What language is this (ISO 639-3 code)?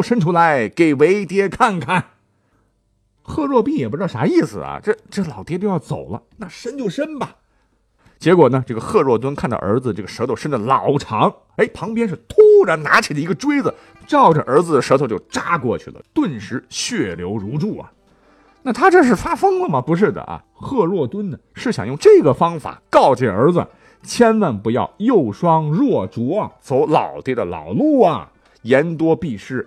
zho